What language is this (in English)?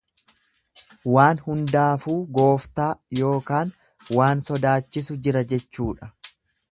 Oromo